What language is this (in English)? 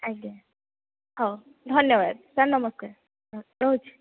Odia